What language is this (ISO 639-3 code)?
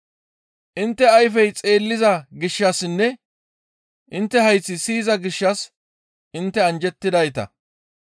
gmv